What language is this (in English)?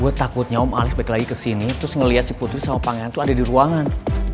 Indonesian